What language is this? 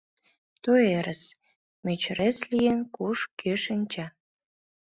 Mari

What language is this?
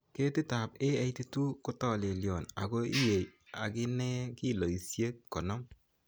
Kalenjin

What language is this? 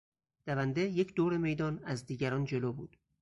Persian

